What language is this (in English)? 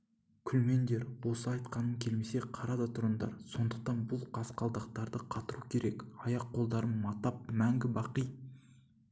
Kazakh